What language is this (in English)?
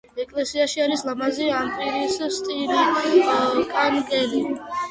Georgian